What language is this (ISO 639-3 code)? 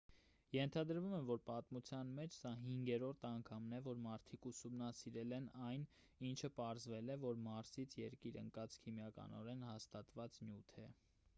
hye